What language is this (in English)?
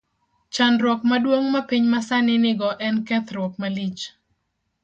Luo (Kenya and Tanzania)